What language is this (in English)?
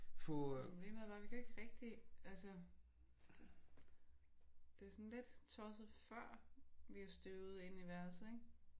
Danish